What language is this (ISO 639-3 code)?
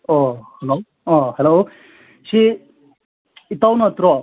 mni